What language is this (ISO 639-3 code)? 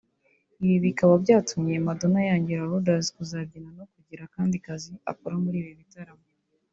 kin